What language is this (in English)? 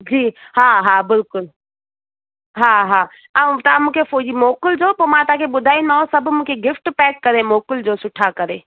Sindhi